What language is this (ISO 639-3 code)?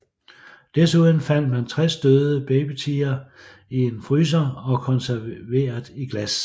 dan